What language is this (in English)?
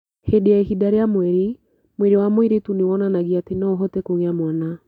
Kikuyu